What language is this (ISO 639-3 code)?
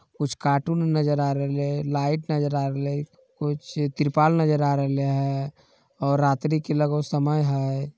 mag